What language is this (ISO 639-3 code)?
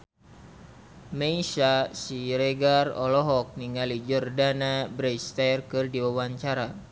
sun